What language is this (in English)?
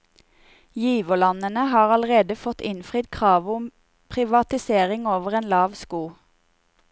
Norwegian